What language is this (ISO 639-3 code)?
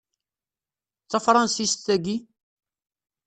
kab